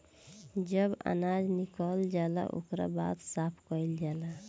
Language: Bhojpuri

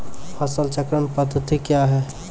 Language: Maithili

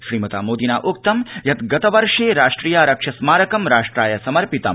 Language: Sanskrit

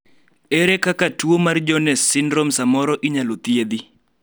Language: Luo (Kenya and Tanzania)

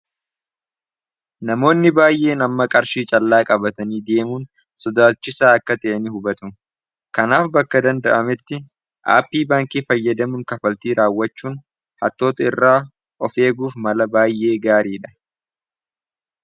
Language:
Oromo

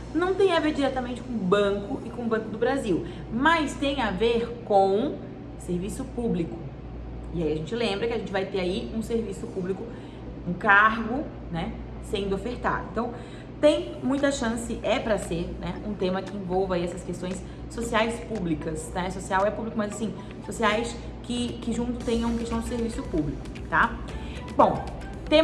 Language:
Portuguese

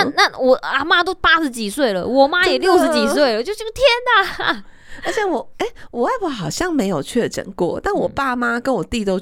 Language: Chinese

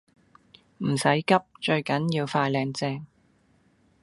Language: Cantonese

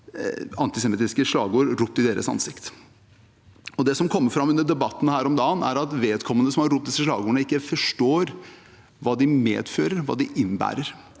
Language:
Norwegian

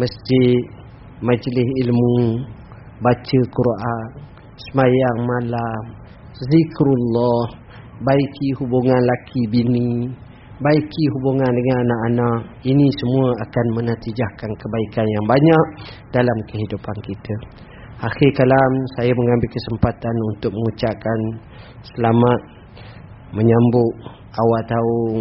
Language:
Malay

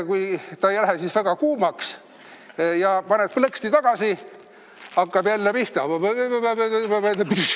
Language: Estonian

